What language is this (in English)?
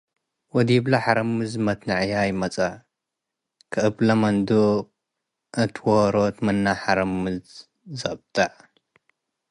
Tigre